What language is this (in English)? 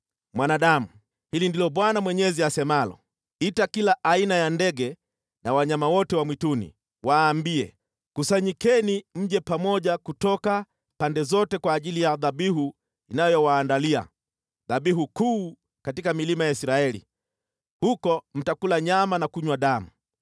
Swahili